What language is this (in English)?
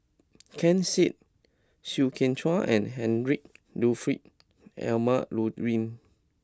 English